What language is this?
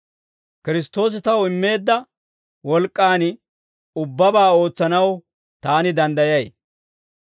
Dawro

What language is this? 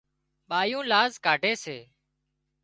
Wadiyara Koli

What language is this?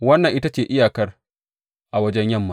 Hausa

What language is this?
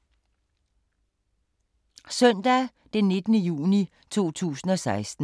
Danish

